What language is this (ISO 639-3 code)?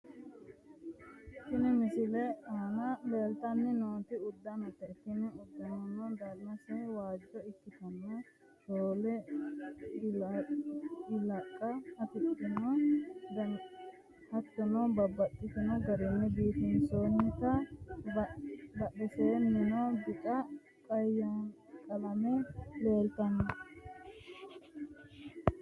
sid